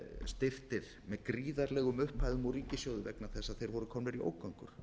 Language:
Icelandic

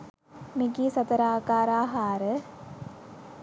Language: Sinhala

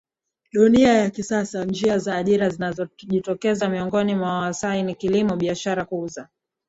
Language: Swahili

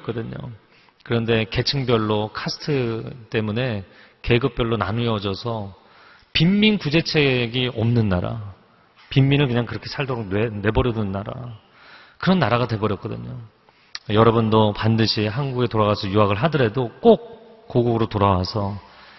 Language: Korean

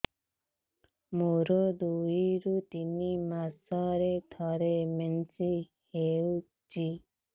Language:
Odia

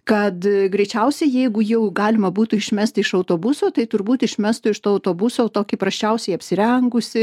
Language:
Lithuanian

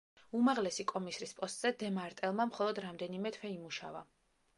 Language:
Georgian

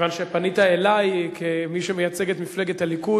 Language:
Hebrew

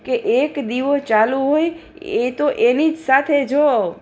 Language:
Gujarati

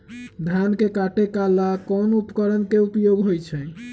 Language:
Magahi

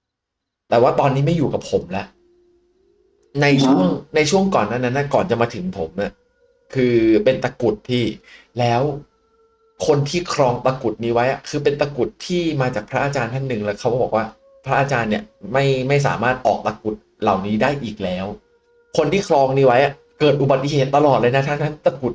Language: Thai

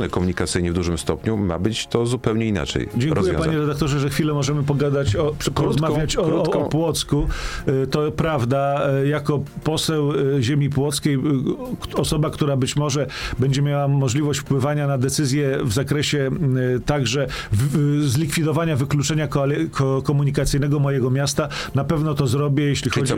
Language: Polish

